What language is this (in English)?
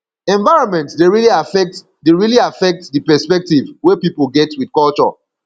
Nigerian Pidgin